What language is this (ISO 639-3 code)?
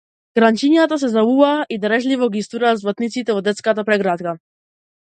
mkd